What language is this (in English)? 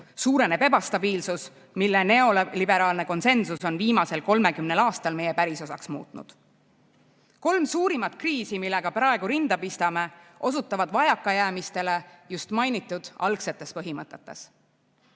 Estonian